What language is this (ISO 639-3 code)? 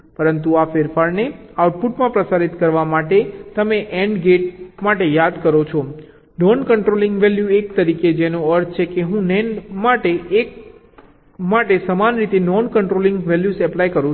guj